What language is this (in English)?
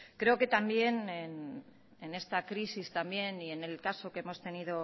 Spanish